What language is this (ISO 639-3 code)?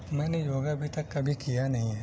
urd